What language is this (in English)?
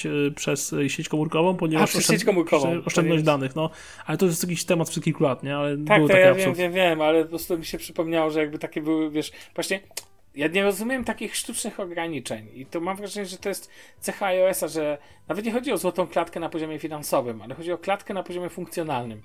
Polish